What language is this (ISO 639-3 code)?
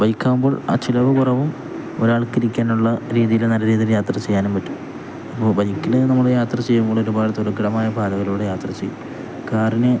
mal